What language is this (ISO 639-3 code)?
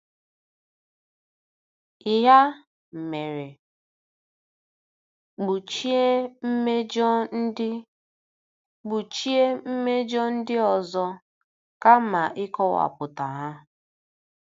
ibo